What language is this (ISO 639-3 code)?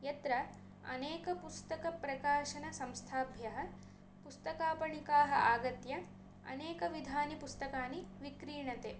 san